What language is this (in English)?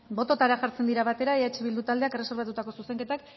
Basque